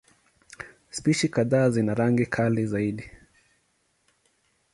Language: Swahili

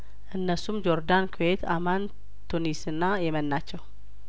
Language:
Amharic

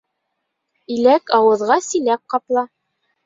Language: Bashkir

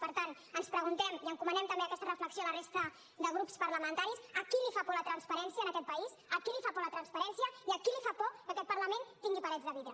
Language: Catalan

